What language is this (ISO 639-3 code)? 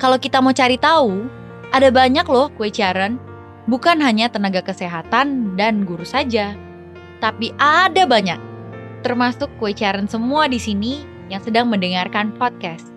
ind